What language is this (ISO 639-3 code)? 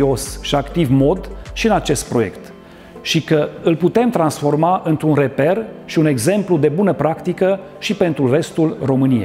ron